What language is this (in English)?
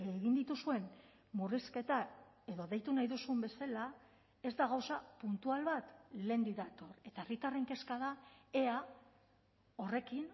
Basque